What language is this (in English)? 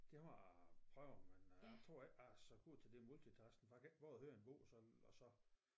Danish